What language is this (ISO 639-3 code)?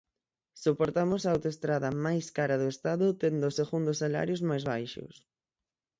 glg